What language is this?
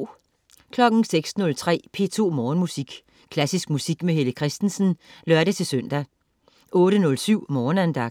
Danish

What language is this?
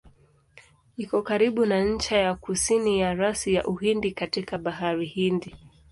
Swahili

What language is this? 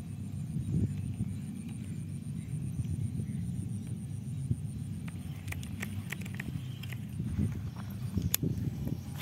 Malay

